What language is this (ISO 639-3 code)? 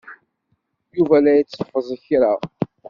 kab